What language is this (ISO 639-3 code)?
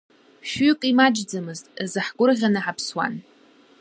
abk